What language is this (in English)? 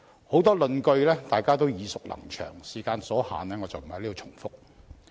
Cantonese